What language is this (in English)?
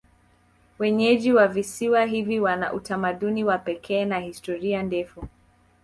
Swahili